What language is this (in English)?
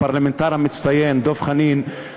Hebrew